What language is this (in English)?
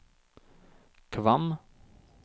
Norwegian